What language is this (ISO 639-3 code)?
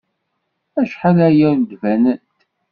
kab